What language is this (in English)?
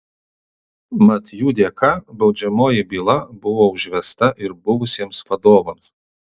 Lithuanian